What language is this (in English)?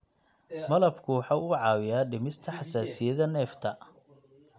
Somali